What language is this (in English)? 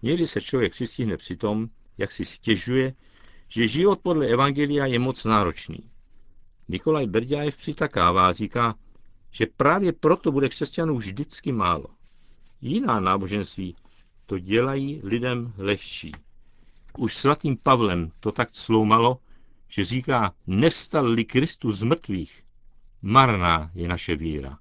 Czech